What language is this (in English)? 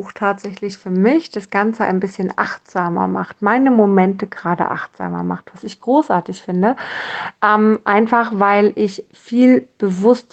German